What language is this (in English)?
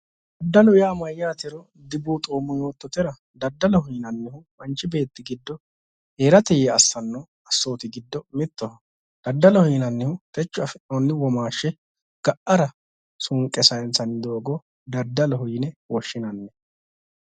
Sidamo